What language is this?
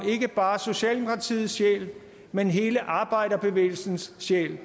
Danish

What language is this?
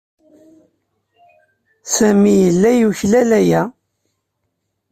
Kabyle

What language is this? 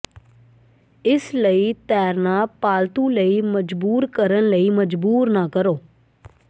Punjabi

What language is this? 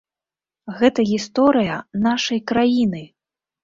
Belarusian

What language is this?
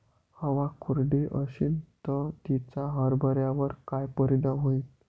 Marathi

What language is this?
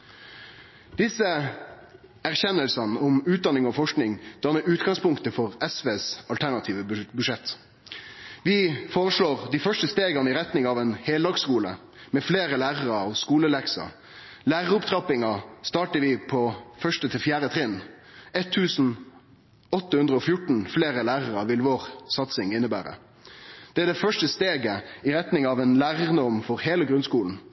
Norwegian Nynorsk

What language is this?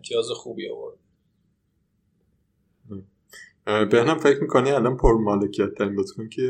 Persian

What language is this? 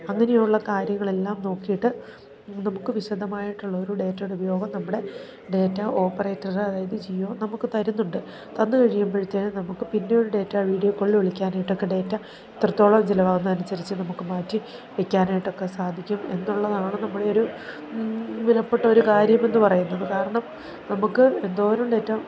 Malayalam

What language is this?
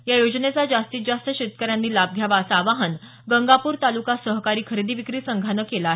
Marathi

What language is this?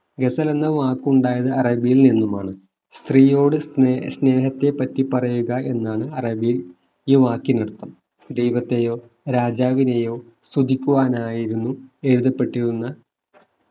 Malayalam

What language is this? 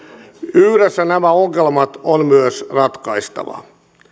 Finnish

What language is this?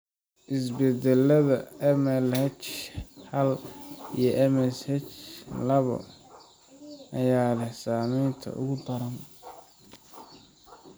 Somali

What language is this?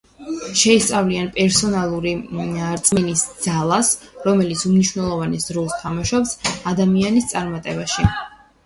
Georgian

